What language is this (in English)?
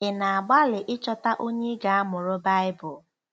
Igbo